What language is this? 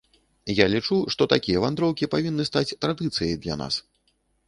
Belarusian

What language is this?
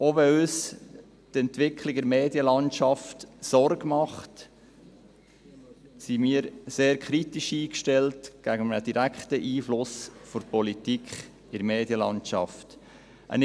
Swiss German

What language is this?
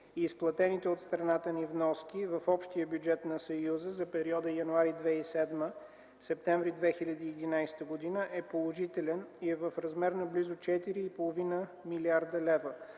Bulgarian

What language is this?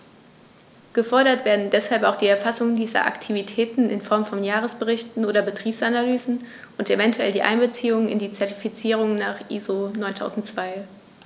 German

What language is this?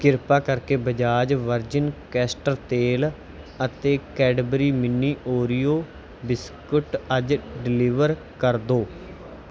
Punjabi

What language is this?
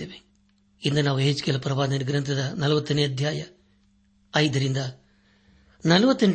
Kannada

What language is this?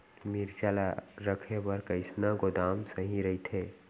Chhattisgarhi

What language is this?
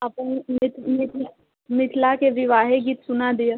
Maithili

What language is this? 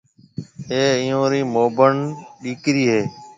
Marwari (Pakistan)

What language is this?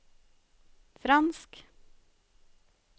Norwegian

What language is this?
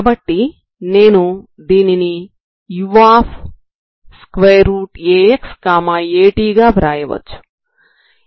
Telugu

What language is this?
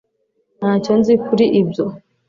Kinyarwanda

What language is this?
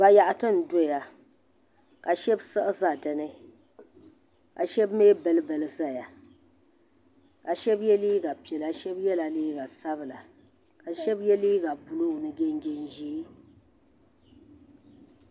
Dagbani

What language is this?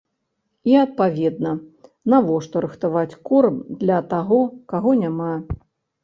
Belarusian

